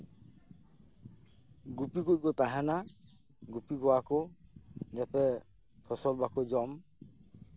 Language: Santali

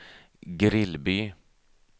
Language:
Swedish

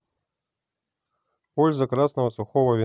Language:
Russian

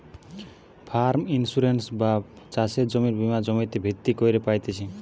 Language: Bangla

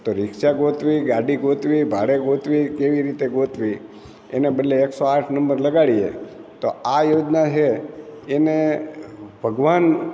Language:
Gujarati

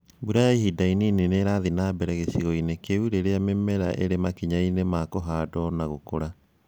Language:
Kikuyu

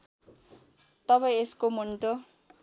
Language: Nepali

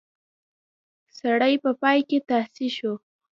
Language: Pashto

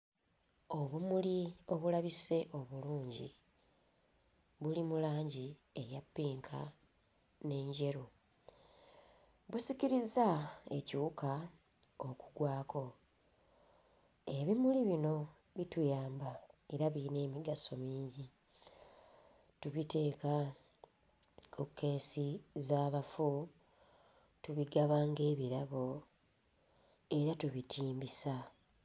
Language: Ganda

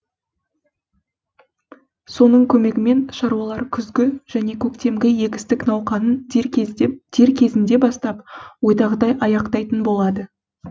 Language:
Kazakh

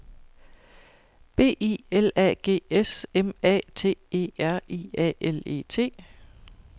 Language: Danish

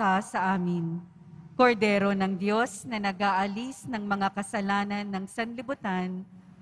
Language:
Filipino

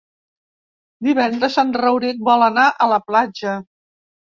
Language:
Catalan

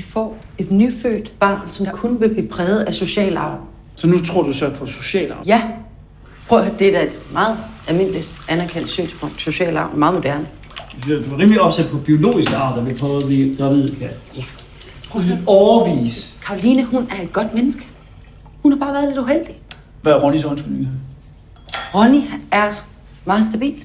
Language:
Danish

